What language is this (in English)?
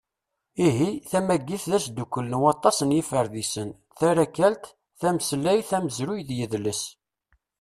Kabyle